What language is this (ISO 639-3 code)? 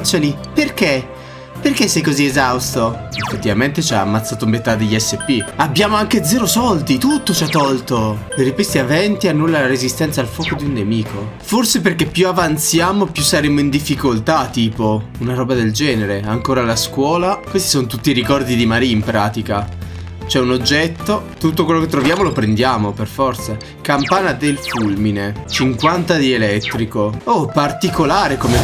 ita